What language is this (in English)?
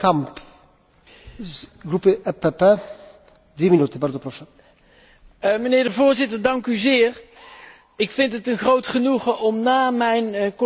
Dutch